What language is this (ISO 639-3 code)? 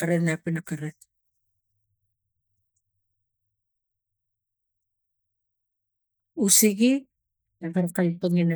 tgc